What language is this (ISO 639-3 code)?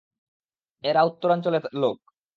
ben